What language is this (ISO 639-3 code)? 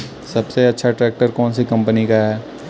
hin